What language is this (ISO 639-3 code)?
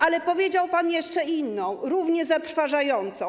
pol